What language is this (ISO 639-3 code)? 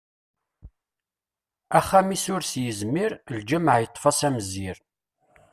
kab